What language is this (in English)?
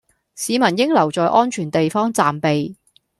Cantonese